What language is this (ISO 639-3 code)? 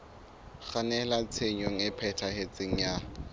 sot